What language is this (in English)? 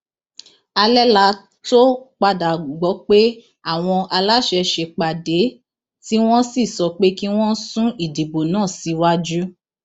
Yoruba